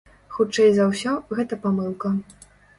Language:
Belarusian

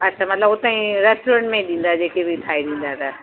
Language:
Sindhi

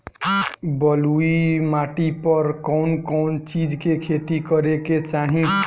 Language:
Bhojpuri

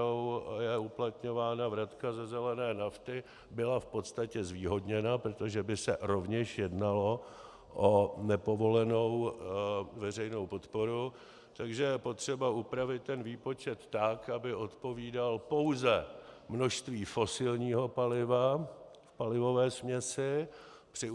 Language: Czech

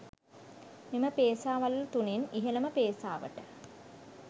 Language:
Sinhala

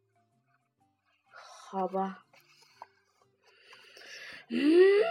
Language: Chinese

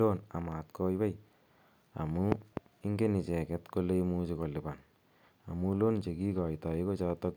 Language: Kalenjin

